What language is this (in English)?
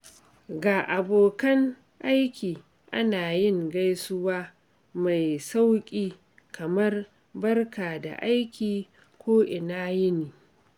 Hausa